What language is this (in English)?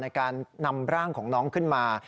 Thai